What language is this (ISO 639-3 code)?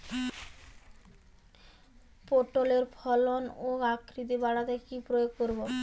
ben